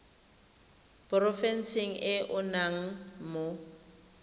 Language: Tswana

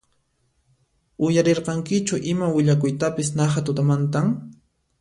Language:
Puno Quechua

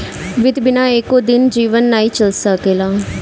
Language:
Bhojpuri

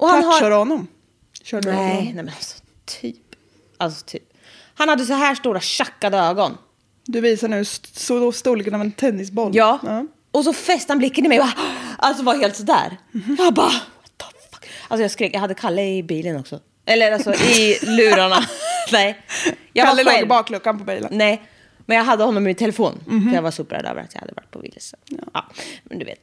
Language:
Swedish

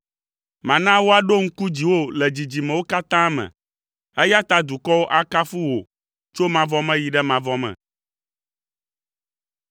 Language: Ewe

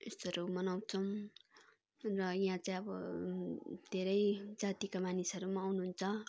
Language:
Nepali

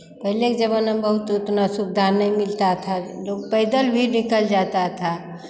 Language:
Hindi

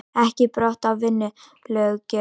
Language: Icelandic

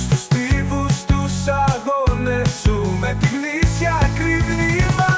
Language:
Greek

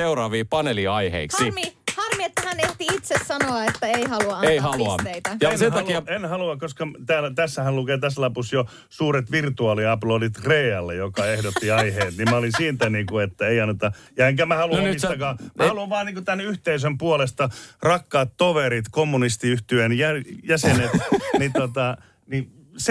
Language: Finnish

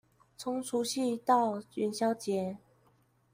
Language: Chinese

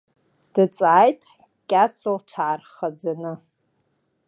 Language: Abkhazian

